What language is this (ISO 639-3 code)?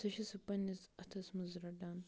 kas